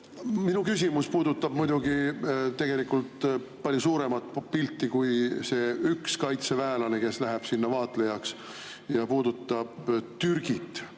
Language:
Estonian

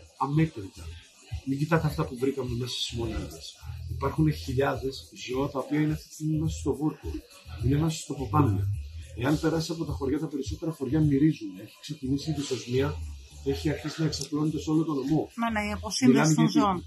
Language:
Greek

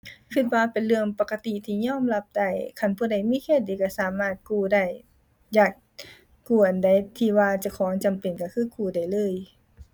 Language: Thai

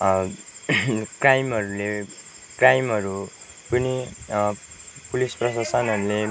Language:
Nepali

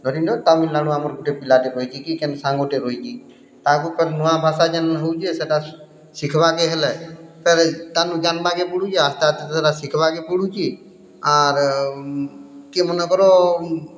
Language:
Odia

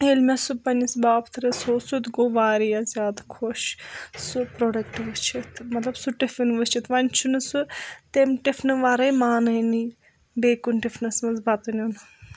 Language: Kashmiri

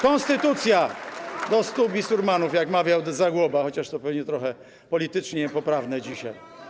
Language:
Polish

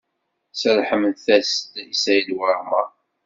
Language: Kabyle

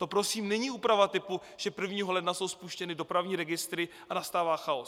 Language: Czech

